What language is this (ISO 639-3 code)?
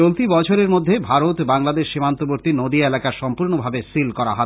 ben